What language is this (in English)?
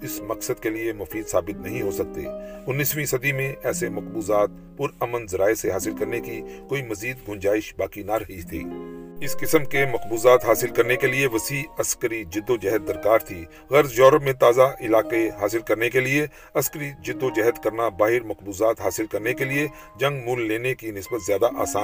Urdu